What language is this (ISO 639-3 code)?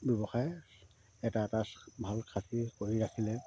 asm